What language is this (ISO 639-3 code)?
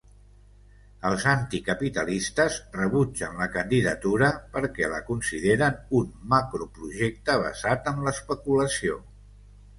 cat